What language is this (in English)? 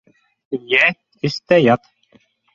Bashkir